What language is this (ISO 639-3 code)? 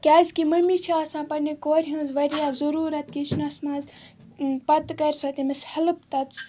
kas